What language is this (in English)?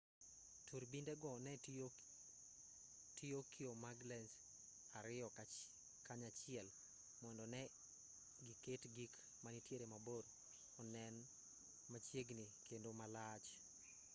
Luo (Kenya and Tanzania)